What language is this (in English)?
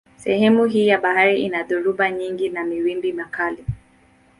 Swahili